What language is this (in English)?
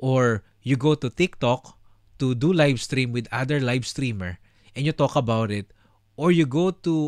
Filipino